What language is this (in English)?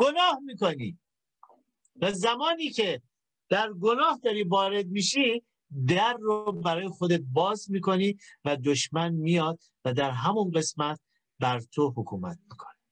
Persian